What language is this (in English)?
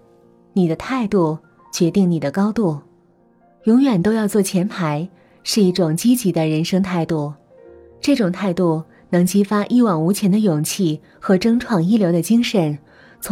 Chinese